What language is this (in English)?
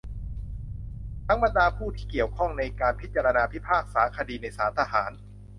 Thai